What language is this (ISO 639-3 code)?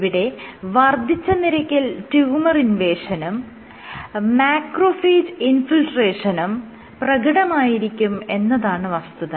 mal